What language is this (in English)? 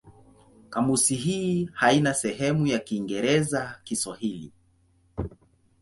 Swahili